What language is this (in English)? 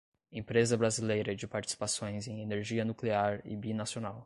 Portuguese